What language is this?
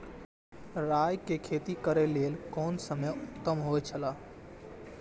Maithili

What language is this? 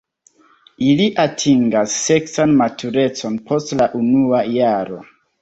Esperanto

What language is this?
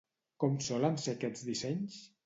Catalan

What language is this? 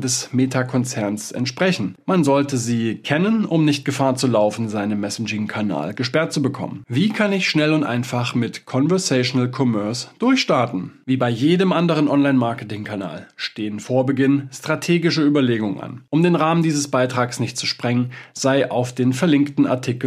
German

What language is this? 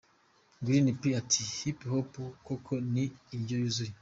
Kinyarwanda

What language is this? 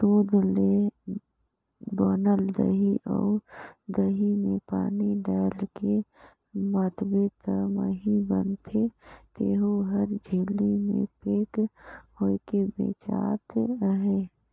Chhattisgarhi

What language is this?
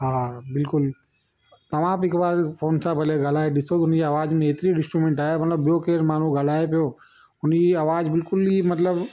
Sindhi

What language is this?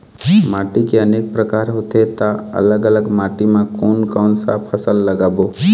Chhattisgarhi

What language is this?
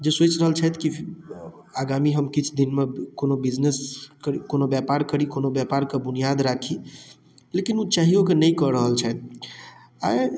Maithili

